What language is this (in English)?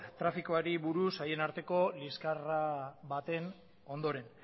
Basque